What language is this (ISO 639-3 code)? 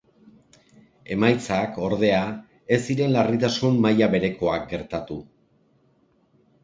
eus